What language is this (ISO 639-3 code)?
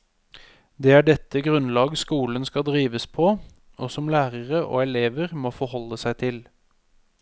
nor